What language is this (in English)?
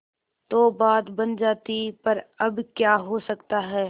Hindi